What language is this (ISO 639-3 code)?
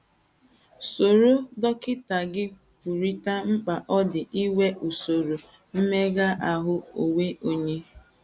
ibo